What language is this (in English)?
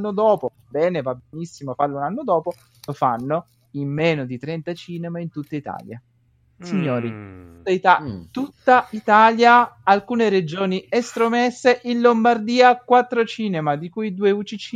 Italian